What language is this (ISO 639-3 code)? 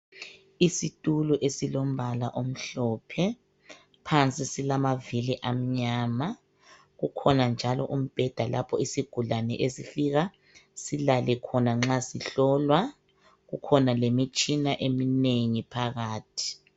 nde